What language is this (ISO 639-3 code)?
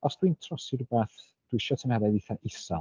cym